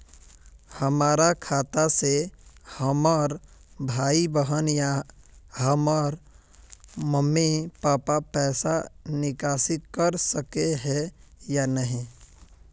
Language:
Magahi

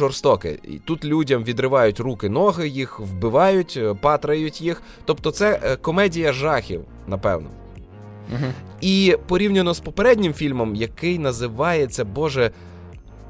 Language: Ukrainian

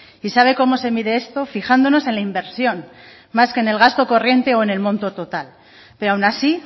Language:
Spanish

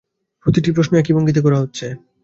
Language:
Bangla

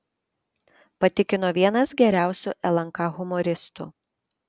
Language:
Lithuanian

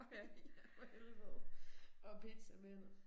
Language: Danish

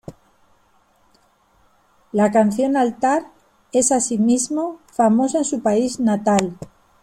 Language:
Spanish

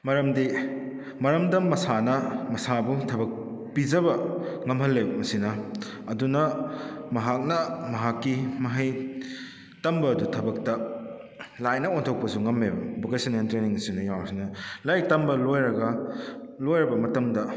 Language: Manipuri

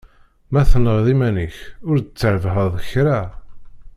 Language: Kabyle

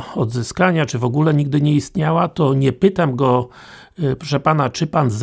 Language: Polish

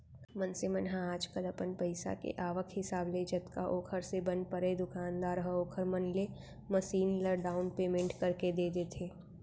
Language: Chhattisgarhi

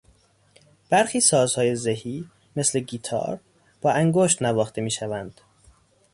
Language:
Persian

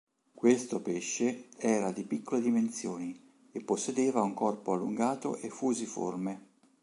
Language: Italian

